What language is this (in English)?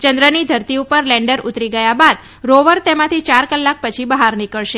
Gujarati